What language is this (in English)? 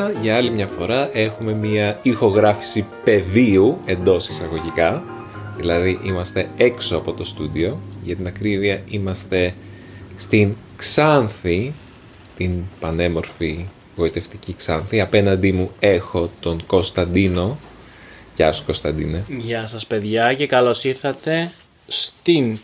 Greek